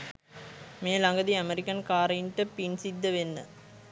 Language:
Sinhala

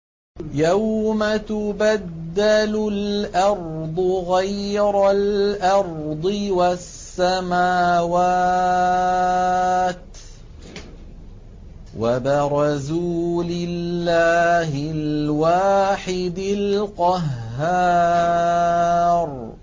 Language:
Arabic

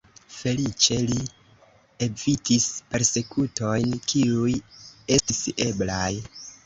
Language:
Esperanto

